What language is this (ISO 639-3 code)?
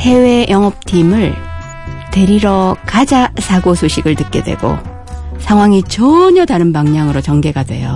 kor